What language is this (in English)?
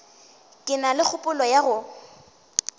Northern Sotho